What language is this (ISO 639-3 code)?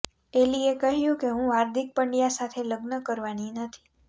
guj